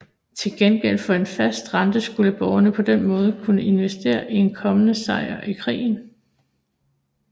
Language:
Danish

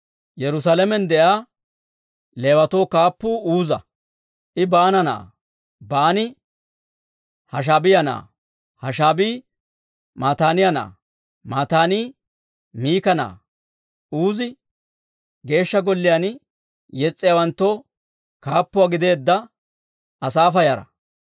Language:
Dawro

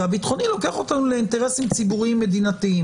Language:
Hebrew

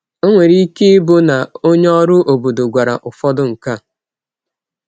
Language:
Igbo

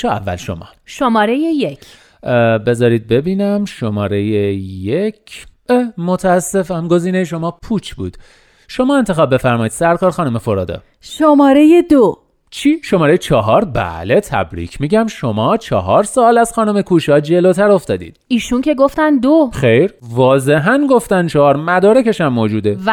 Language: Persian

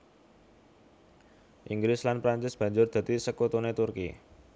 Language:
Javanese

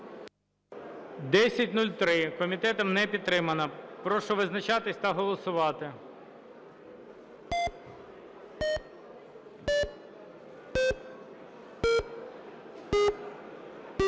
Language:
Ukrainian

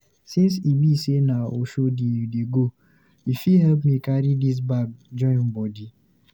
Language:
Nigerian Pidgin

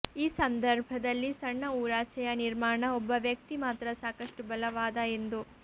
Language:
Kannada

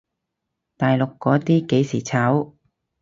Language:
Cantonese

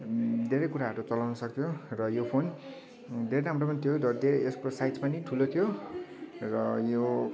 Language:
Nepali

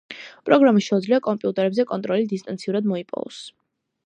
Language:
Georgian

